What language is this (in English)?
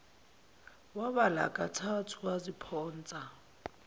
Zulu